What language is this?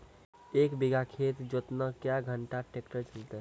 Maithili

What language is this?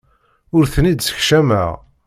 Kabyle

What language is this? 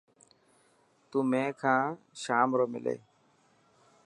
Dhatki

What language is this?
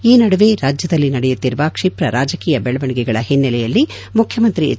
Kannada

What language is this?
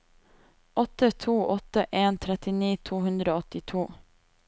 Norwegian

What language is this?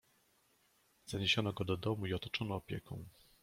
Polish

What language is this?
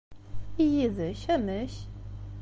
Kabyle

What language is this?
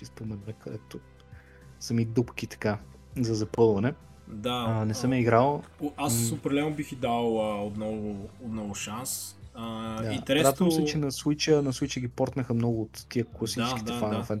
Bulgarian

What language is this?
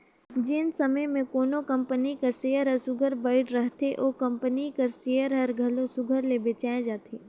Chhattisgarhi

